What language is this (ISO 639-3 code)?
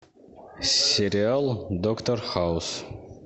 rus